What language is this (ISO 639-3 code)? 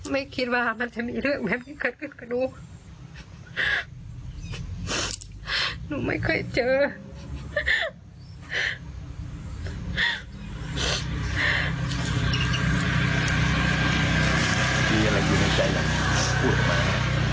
tha